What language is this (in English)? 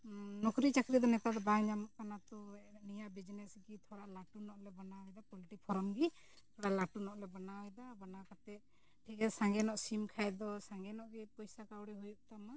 Santali